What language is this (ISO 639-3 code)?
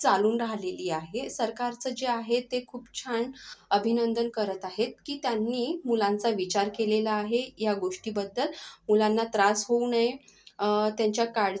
mar